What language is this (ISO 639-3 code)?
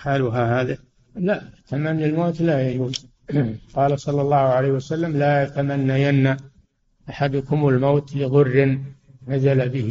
ara